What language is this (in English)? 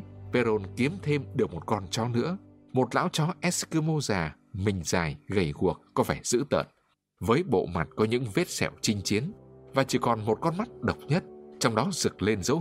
Vietnamese